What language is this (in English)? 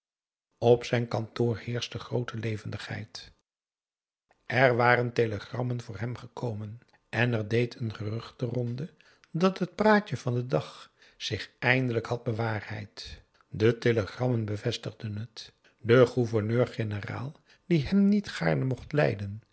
Dutch